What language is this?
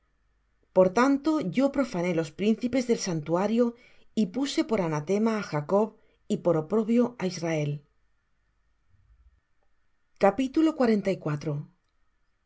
Spanish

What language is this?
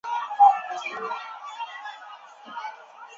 Chinese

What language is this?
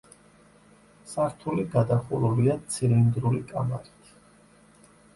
Georgian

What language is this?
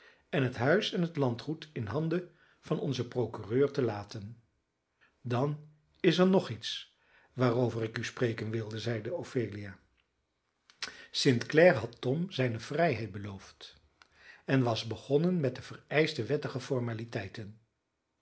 Dutch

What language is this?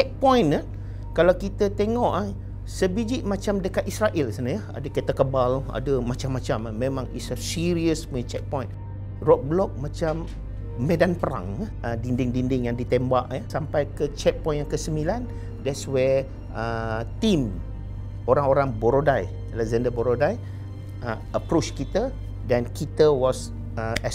Malay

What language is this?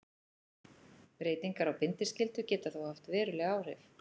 Icelandic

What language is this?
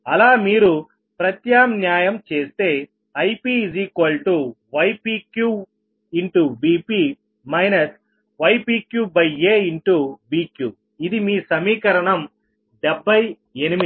Telugu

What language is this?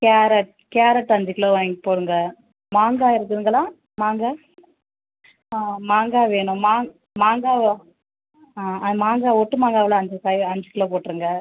Tamil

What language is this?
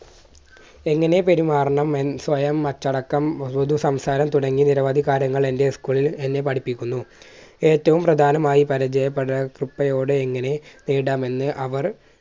Malayalam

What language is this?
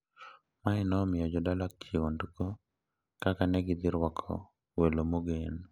Luo (Kenya and Tanzania)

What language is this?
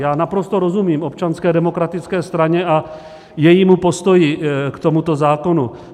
Czech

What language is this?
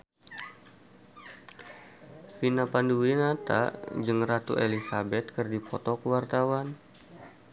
Sundanese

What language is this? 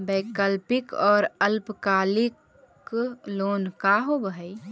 Magahi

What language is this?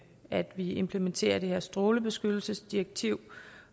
Danish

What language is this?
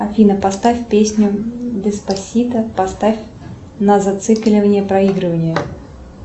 Russian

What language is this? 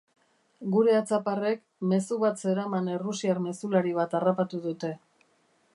Basque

